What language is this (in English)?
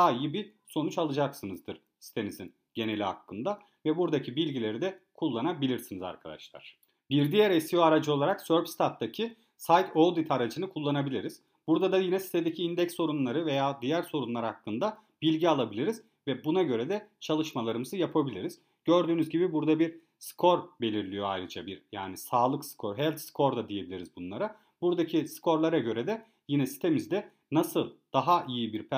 Turkish